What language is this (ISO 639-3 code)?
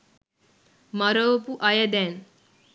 sin